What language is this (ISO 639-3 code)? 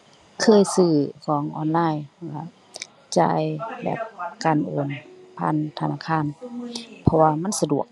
tha